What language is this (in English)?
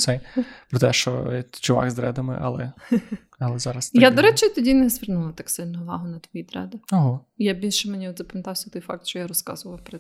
Ukrainian